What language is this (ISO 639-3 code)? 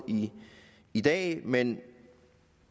dan